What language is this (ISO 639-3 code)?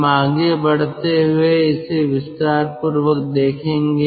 hin